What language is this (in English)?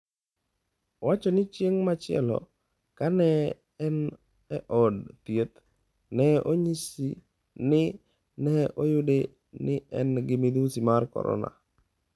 Luo (Kenya and Tanzania)